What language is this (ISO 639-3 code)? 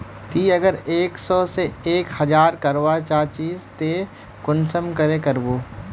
mag